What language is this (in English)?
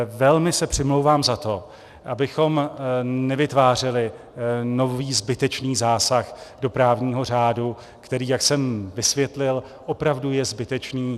Czech